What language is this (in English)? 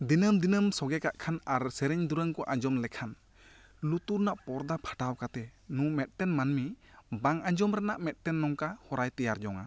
Santali